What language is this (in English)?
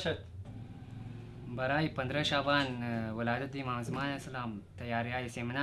Urdu